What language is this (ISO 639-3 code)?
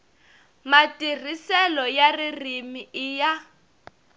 tso